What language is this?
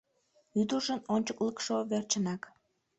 Mari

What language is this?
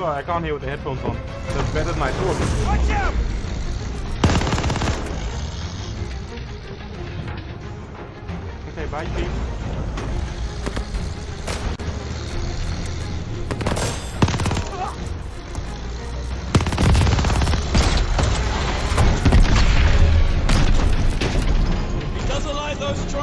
English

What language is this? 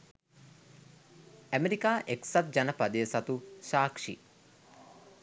Sinhala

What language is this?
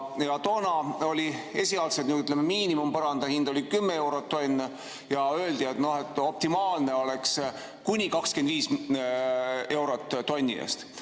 Estonian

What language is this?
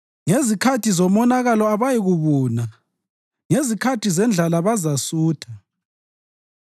North Ndebele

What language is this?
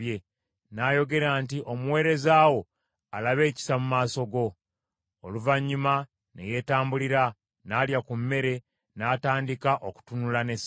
Ganda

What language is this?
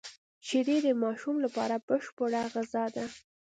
Pashto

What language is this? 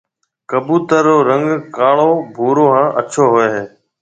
Marwari (Pakistan)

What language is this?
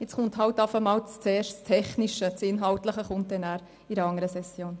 Swiss German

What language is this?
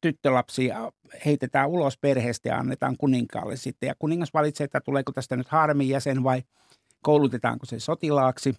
Finnish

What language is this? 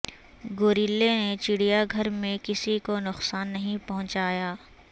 Urdu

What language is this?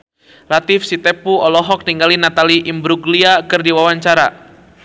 Sundanese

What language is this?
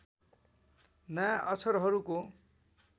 Nepali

